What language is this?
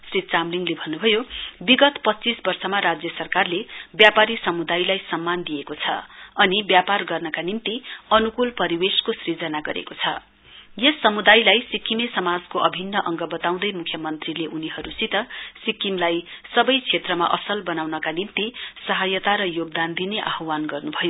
Nepali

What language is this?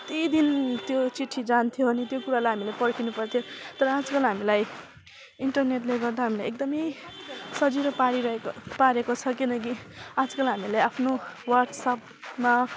Nepali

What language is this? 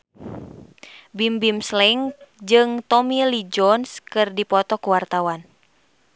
Sundanese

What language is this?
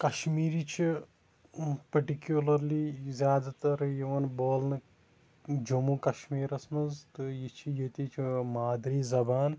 Kashmiri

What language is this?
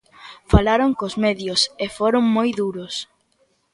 Galician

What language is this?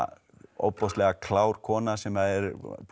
Icelandic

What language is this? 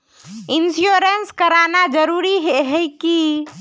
Magahi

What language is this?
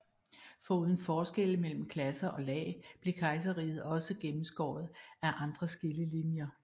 Danish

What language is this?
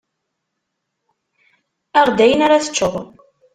Kabyle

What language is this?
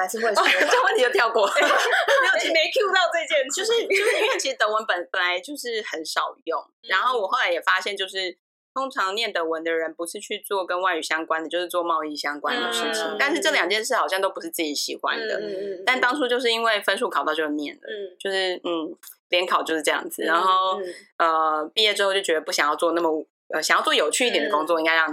Chinese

